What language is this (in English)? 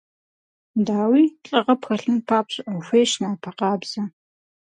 Kabardian